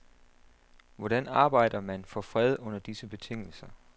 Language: Danish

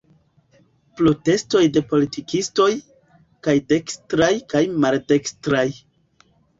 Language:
Esperanto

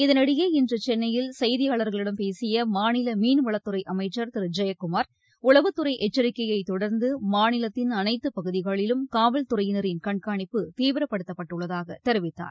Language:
Tamil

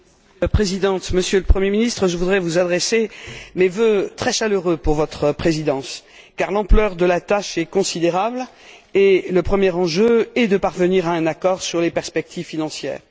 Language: French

